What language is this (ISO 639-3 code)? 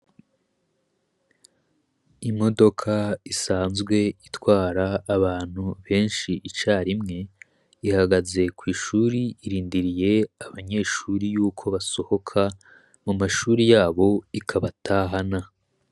run